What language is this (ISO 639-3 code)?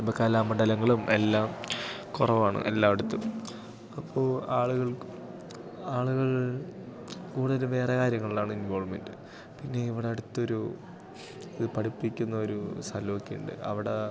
mal